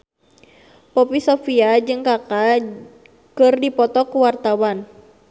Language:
Sundanese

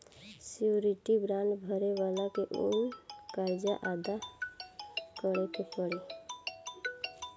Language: Bhojpuri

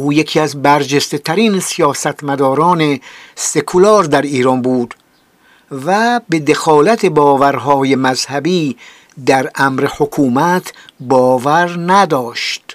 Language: Persian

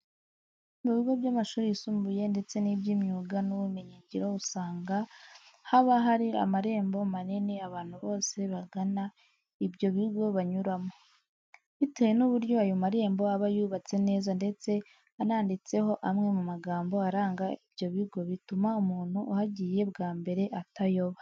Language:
Kinyarwanda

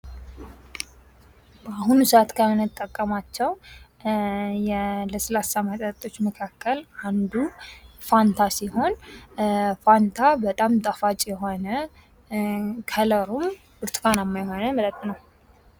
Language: Amharic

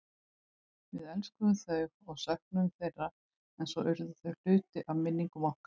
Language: Icelandic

